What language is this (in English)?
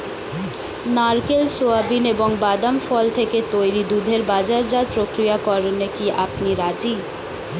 Bangla